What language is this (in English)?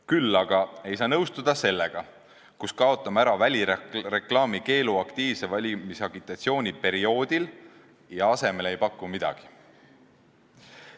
Estonian